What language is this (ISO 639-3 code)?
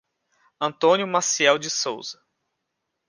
por